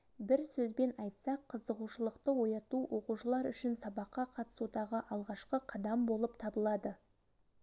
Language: Kazakh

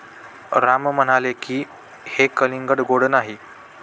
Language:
Marathi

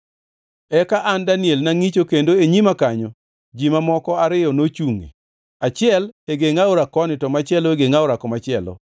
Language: Luo (Kenya and Tanzania)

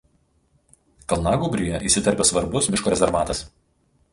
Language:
Lithuanian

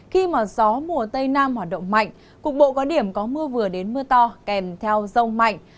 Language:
Vietnamese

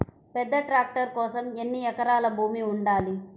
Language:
Telugu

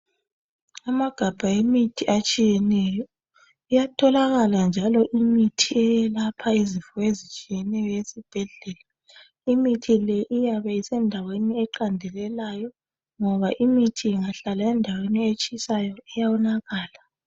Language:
North Ndebele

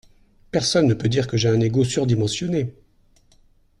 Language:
French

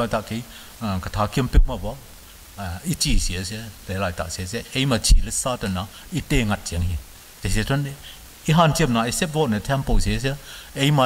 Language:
Thai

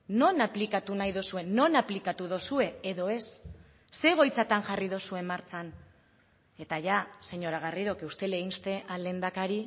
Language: Basque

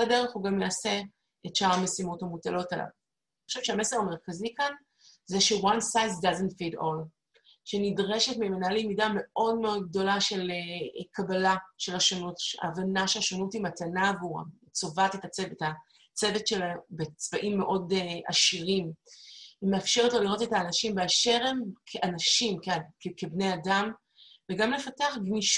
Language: Hebrew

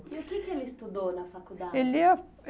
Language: Portuguese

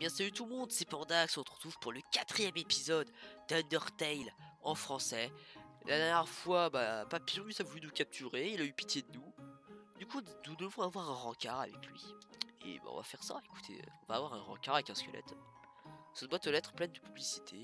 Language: French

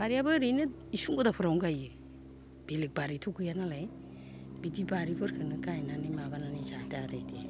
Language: Bodo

